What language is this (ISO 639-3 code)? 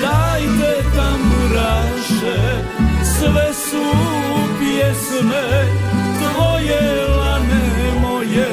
hrv